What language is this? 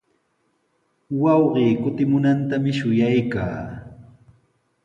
Sihuas Ancash Quechua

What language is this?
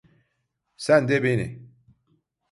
Turkish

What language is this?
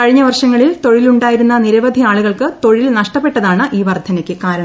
Malayalam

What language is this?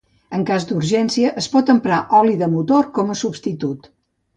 Catalan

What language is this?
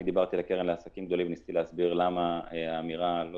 Hebrew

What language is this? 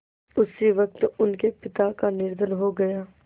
Hindi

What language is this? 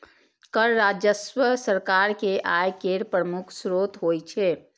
Maithili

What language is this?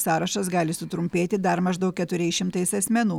Lithuanian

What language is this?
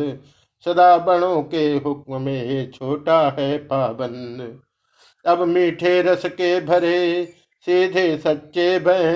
Hindi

